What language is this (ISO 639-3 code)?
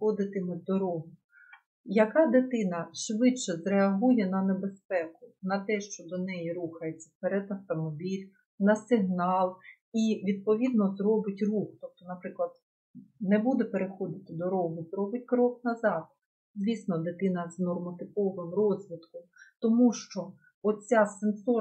ukr